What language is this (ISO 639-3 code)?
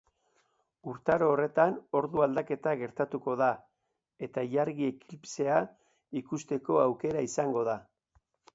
eus